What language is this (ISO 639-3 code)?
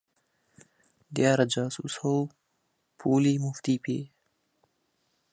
ckb